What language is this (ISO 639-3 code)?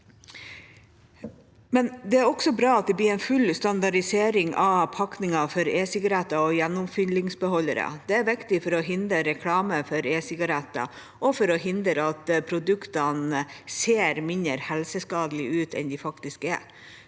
nor